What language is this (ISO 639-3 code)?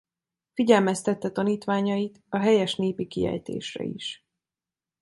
hun